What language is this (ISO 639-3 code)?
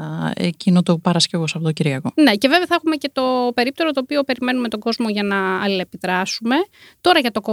ell